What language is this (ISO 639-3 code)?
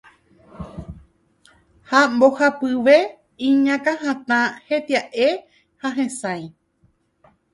grn